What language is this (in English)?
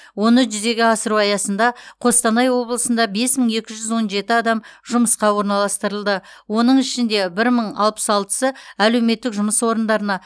Kazakh